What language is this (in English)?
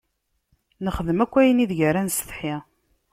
Kabyle